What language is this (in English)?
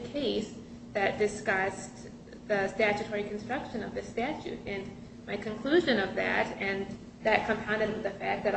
English